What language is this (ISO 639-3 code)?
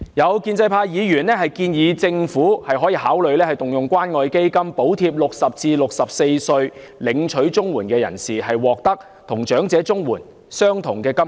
yue